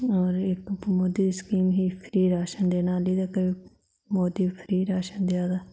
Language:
Dogri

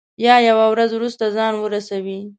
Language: Pashto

